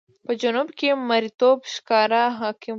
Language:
Pashto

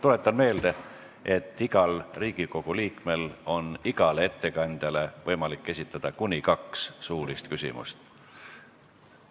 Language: Estonian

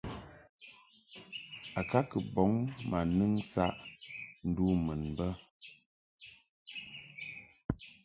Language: Mungaka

